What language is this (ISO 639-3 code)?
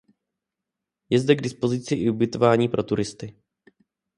ces